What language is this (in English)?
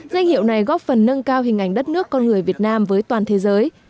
Vietnamese